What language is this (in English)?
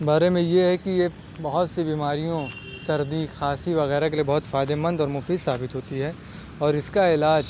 Urdu